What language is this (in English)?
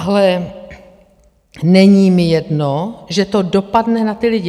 Czech